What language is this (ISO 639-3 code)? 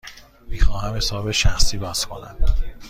fas